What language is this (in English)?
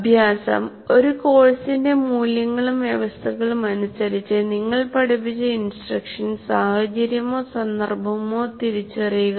Malayalam